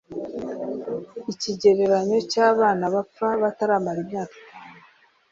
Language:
Kinyarwanda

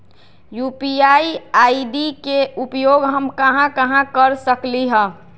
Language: Magahi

